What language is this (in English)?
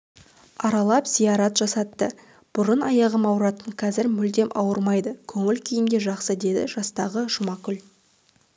Kazakh